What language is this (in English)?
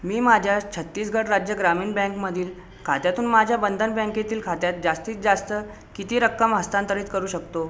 Marathi